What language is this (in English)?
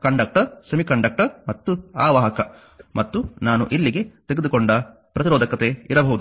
Kannada